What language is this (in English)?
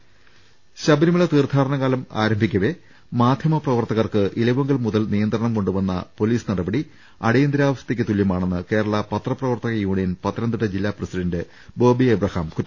Malayalam